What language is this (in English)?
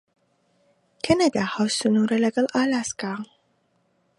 Central Kurdish